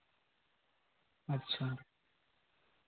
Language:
Santali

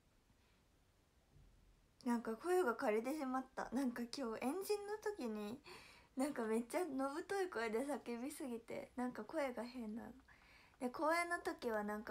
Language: Japanese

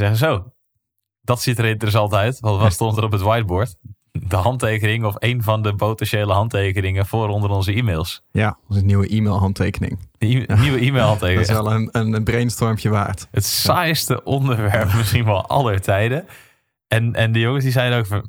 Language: Dutch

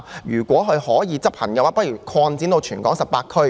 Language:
Cantonese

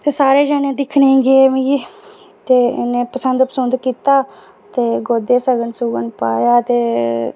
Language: Dogri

